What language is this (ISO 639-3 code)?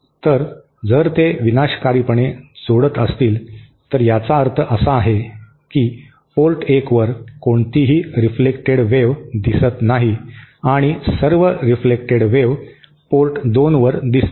mar